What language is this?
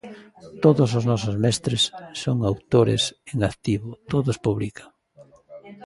Galician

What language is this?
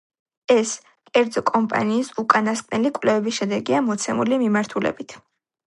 Georgian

